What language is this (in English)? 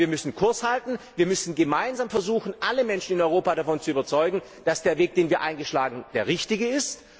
German